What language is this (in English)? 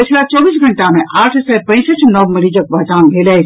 Maithili